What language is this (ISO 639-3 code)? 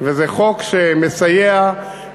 heb